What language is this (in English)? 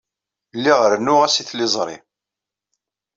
Kabyle